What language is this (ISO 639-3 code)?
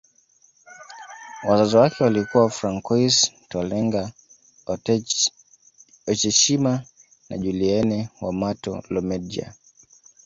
swa